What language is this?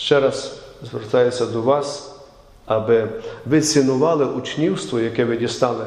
Ukrainian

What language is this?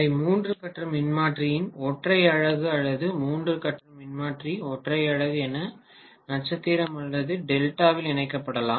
Tamil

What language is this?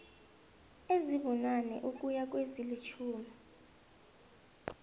South Ndebele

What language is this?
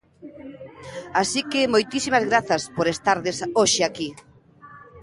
Galician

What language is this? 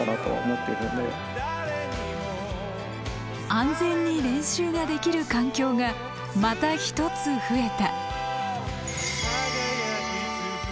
Japanese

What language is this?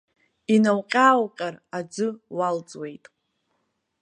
Abkhazian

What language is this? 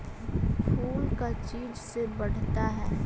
Magahi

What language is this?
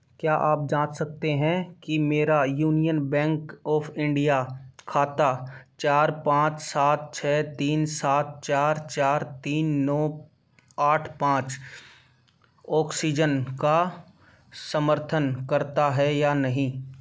Hindi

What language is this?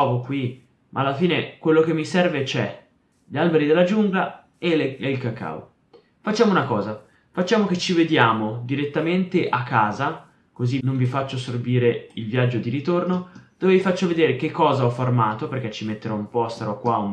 Italian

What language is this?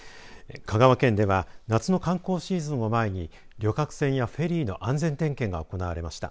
Japanese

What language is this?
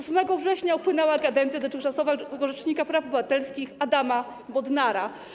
Polish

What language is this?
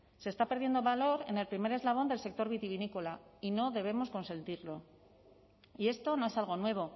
Spanish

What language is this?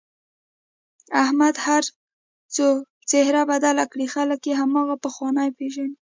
Pashto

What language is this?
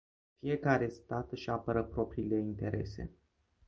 Romanian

